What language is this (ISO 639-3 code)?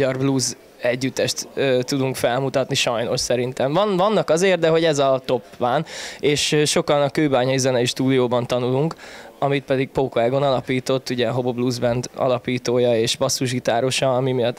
hun